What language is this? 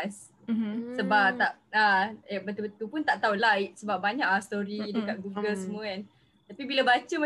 Malay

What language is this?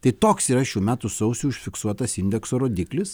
Lithuanian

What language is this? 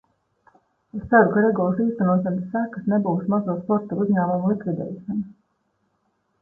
Latvian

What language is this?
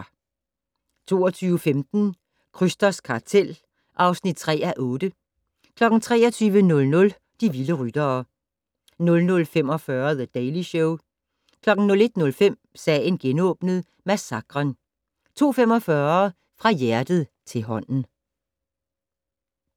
Danish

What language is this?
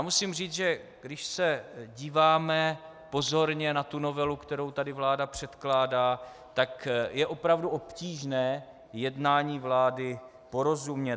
Czech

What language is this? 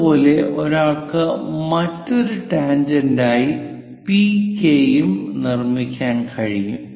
Malayalam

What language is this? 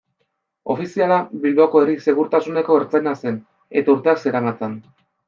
Basque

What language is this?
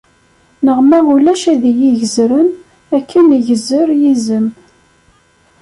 Kabyle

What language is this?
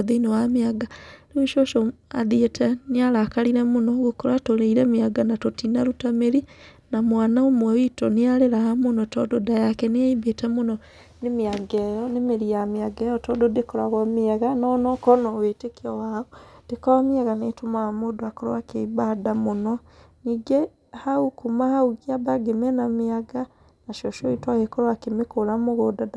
Kikuyu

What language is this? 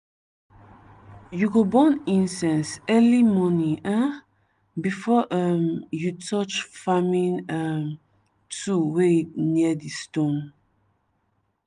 Nigerian Pidgin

